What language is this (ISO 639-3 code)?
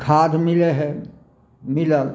mai